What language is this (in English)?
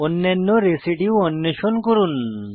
Bangla